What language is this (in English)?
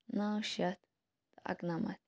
Kashmiri